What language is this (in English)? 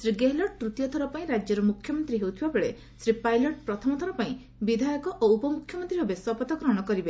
Odia